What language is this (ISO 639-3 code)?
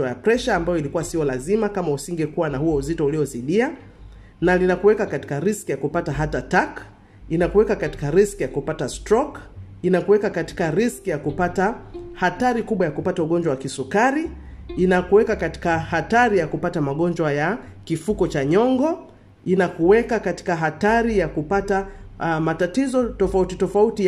swa